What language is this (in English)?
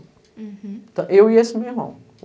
Portuguese